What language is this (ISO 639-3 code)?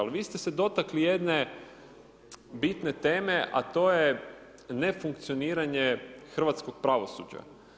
hrv